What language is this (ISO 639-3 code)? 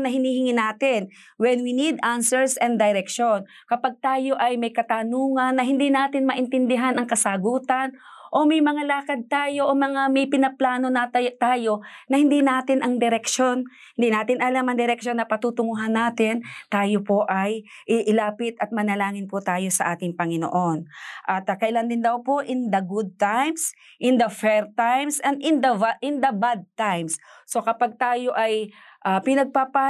fil